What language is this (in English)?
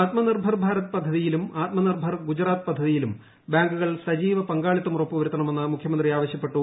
Malayalam